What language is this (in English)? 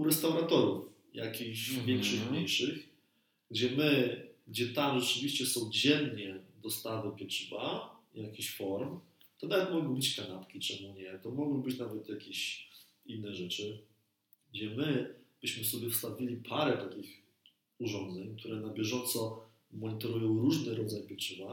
Polish